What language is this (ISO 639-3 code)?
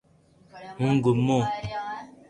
lrk